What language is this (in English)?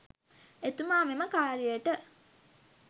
Sinhala